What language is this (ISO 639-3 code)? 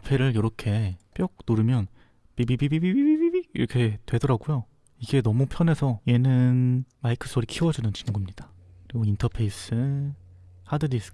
kor